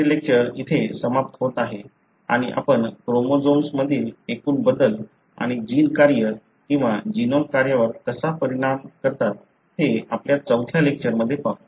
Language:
Marathi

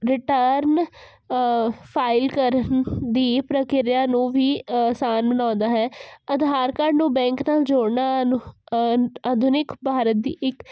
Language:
Punjabi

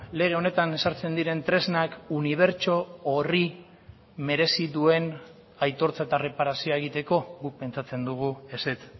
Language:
Basque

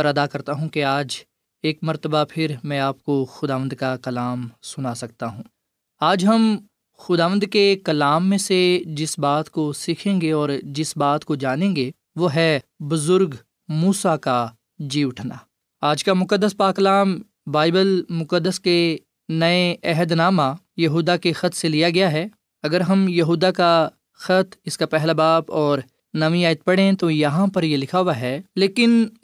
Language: Urdu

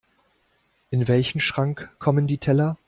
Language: German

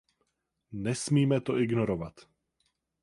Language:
Czech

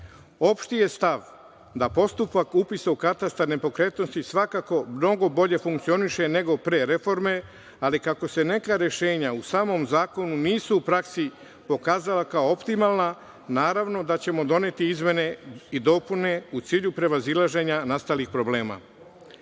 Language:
Serbian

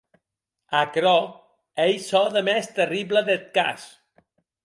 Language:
Occitan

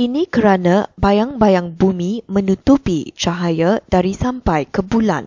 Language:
Malay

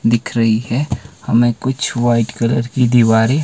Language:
Hindi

